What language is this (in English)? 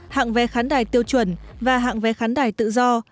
Vietnamese